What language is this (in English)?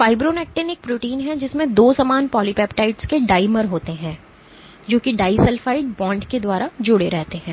Hindi